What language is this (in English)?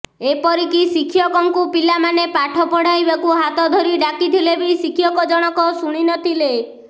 Odia